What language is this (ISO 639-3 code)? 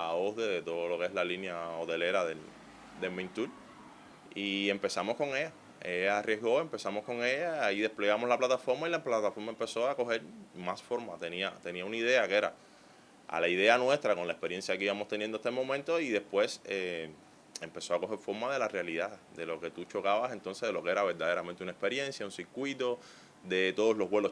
spa